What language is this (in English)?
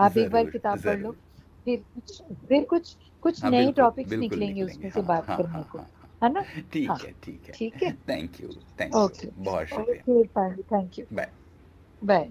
Hindi